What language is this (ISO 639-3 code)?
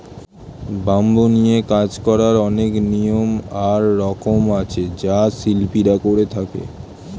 ben